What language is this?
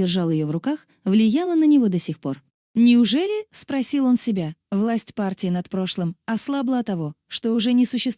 Russian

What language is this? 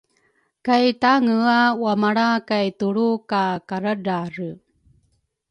Rukai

